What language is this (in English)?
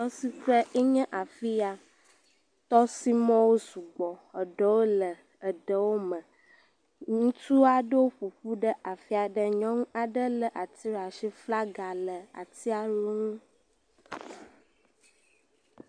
Ewe